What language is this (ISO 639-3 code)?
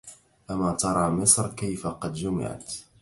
ara